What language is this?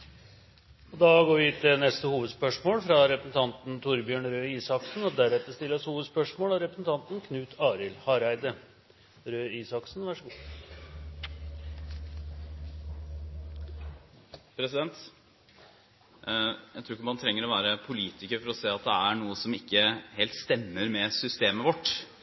Norwegian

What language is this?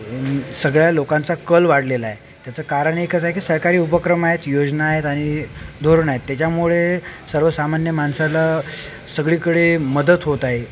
Marathi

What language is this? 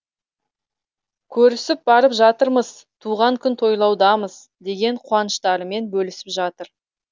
Kazakh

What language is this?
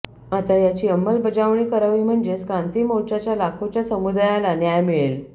Marathi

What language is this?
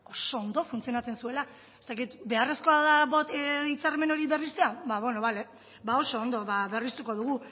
Basque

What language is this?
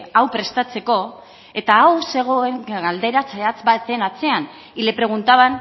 Basque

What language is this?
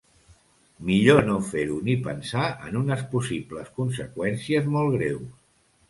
Catalan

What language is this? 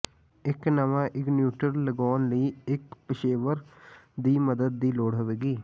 Punjabi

